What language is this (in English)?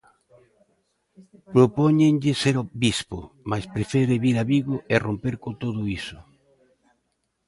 Galician